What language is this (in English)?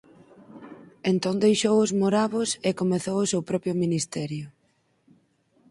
Galician